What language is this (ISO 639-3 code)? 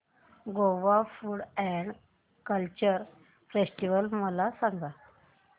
mar